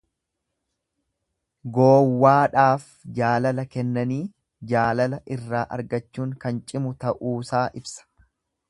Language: Oromo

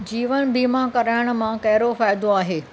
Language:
Sindhi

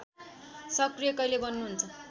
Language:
Nepali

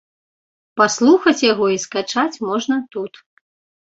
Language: Belarusian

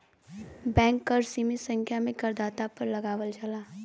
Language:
Bhojpuri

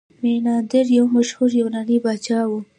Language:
Pashto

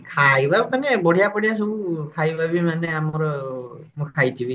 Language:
Odia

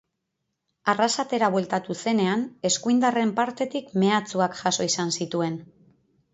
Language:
Basque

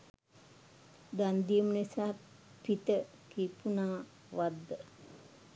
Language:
Sinhala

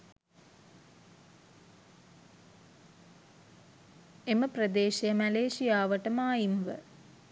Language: Sinhala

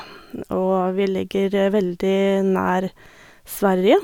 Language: Norwegian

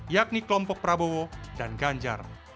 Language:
Indonesian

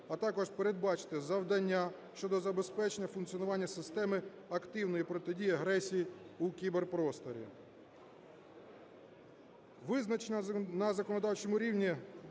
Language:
Ukrainian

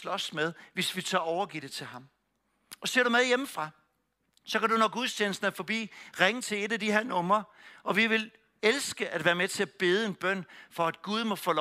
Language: Danish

